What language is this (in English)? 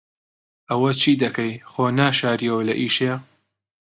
Central Kurdish